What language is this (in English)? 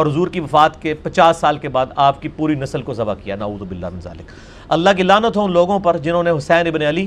Urdu